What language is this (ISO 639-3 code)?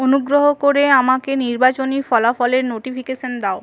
ben